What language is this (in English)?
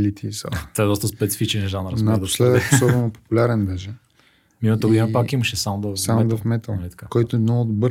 Bulgarian